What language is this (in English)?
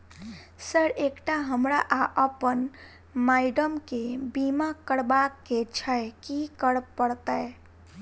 Maithili